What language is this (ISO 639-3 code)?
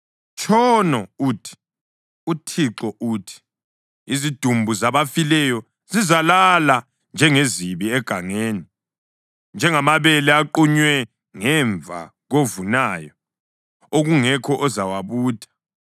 nde